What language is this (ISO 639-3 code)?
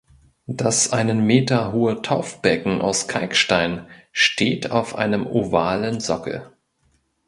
deu